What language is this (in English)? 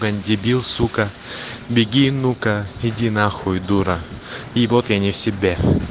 Russian